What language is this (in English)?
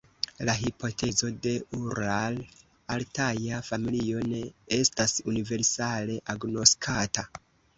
Esperanto